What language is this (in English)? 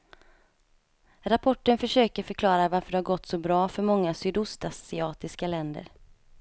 Swedish